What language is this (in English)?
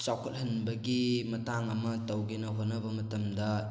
Manipuri